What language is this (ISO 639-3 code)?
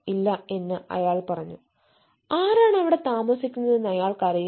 mal